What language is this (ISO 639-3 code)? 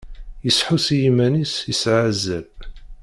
kab